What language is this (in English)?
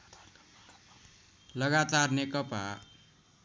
Nepali